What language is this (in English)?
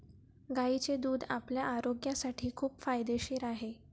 Marathi